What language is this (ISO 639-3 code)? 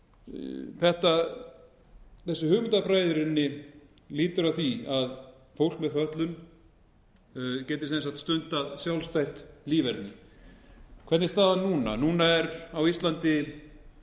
isl